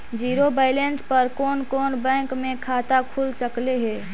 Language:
Magahi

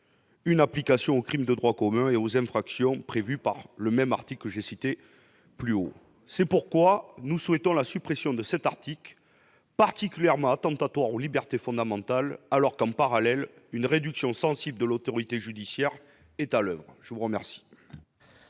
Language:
French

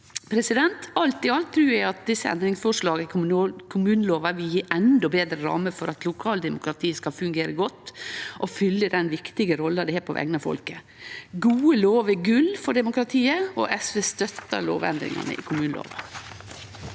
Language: Norwegian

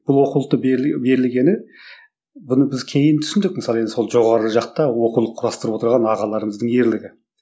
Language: Kazakh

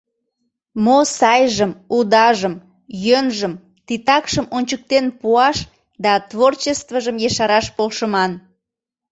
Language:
Mari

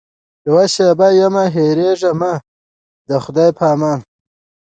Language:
Pashto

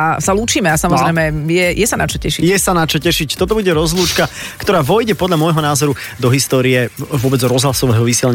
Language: Slovak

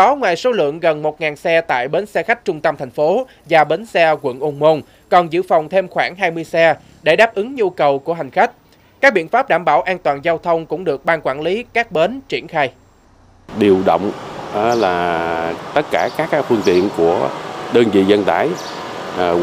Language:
Vietnamese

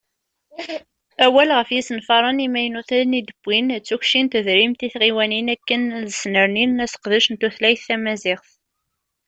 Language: Kabyle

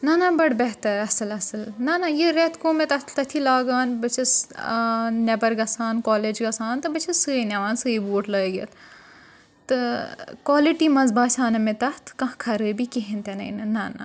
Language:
Kashmiri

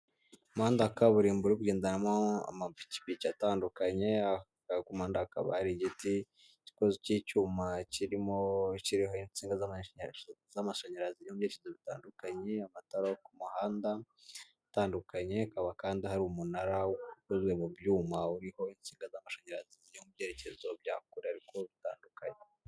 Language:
Kinyarwanda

